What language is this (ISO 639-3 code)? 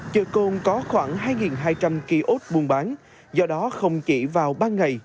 vie